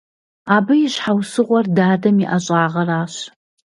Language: Kabardian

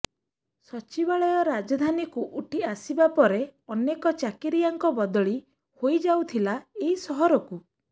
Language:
Odia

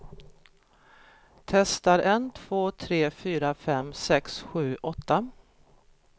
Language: Swedish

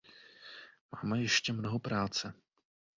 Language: Czech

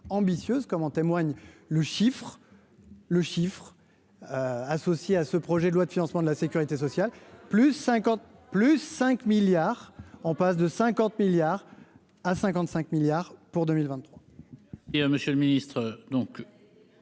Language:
French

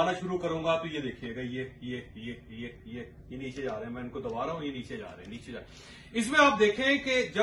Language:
Hindi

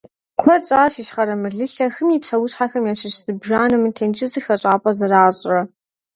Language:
Kabardian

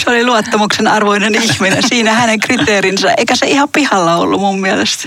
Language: Finnish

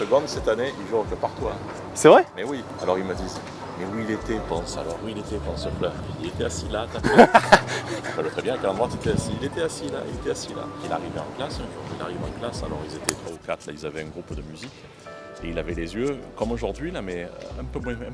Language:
French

